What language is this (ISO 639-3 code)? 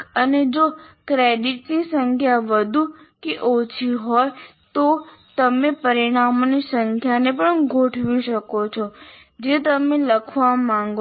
guj